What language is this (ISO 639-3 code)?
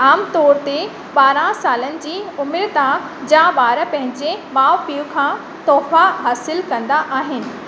snd